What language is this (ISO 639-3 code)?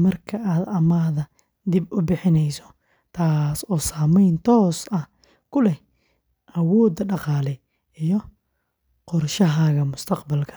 som